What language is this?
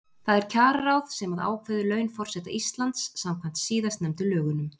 Icelandic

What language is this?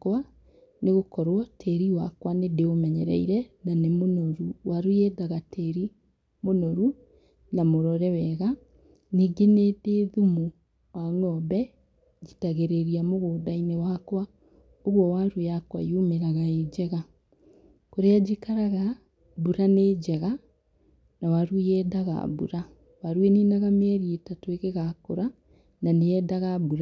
Kikuyu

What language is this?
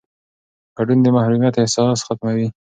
Pashto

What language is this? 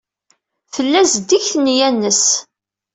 Kabyle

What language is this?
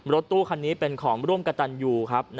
Thai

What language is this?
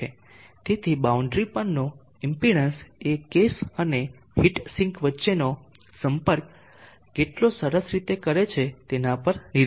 Gujarati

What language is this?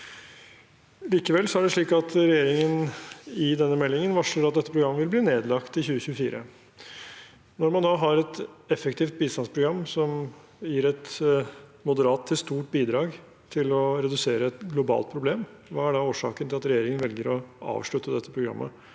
Norwegian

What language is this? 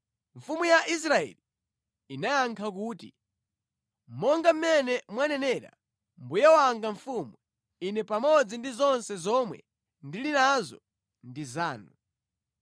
Nyanja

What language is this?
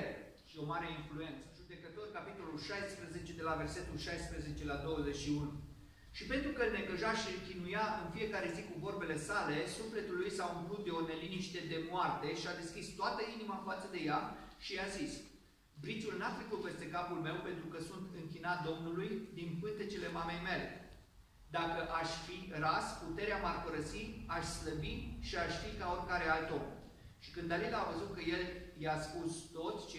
Romanian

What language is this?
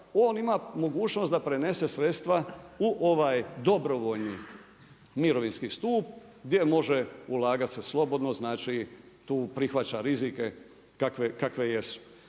Croatian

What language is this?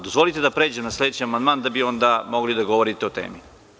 Serbian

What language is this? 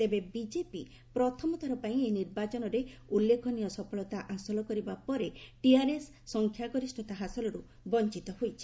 Odia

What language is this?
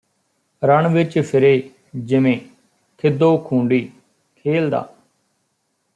Punjabi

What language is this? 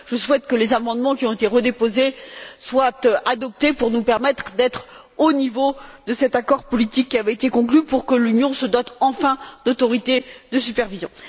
French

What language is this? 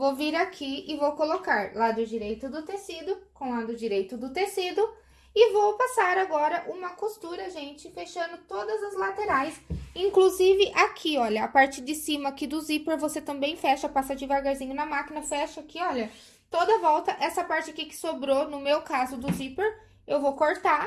Portuguese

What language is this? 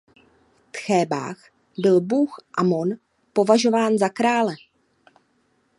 Czech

